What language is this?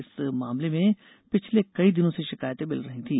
Hindi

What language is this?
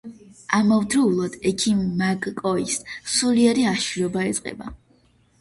Georgian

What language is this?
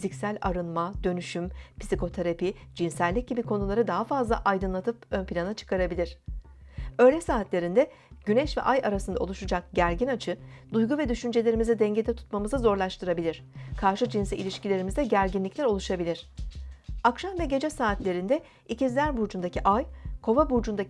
Turkish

